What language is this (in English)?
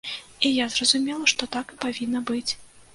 Belarusian